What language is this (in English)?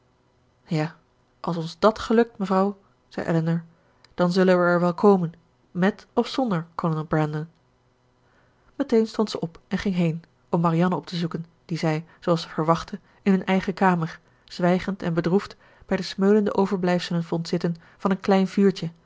Dutch